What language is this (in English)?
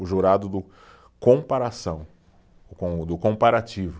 Portuguese